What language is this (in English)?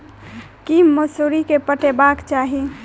Maithili